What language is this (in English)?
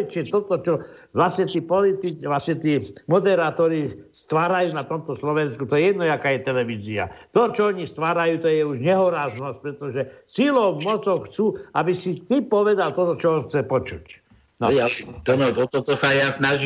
Slovak